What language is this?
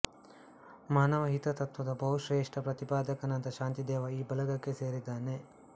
Kannada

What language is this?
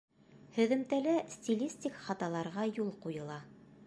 Bashkir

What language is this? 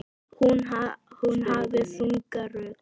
Icelandic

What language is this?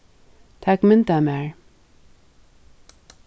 Faroese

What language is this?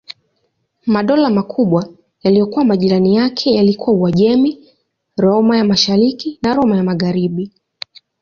Swahili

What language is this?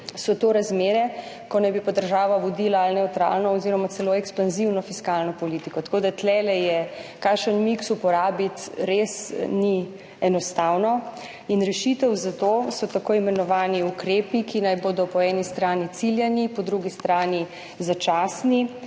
Slovenian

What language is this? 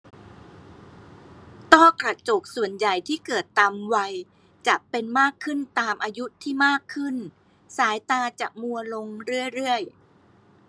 Thai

